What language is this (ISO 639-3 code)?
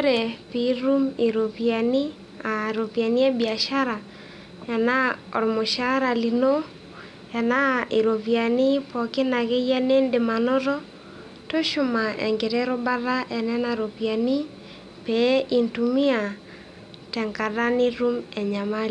mas